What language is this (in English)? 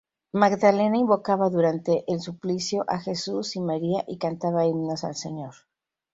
Spanish